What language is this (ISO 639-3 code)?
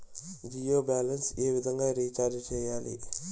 tel